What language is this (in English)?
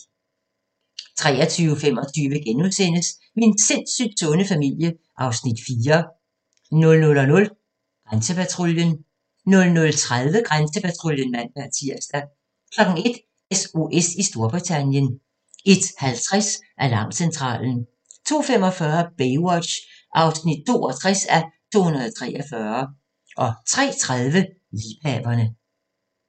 Danish